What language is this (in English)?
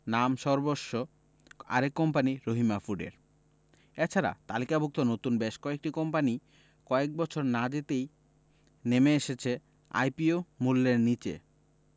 Bangla